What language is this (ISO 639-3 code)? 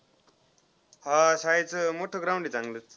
mar